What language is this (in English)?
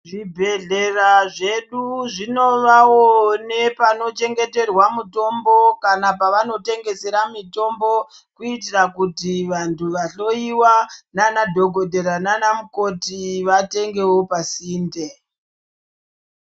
Ndau